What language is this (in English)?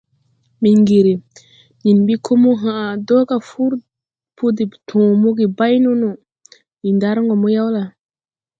Tupuri